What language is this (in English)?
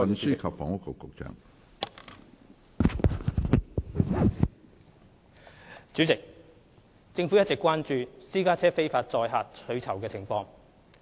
Cantonese